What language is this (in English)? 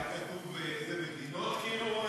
Hebrew